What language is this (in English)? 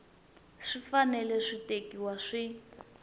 Tsonga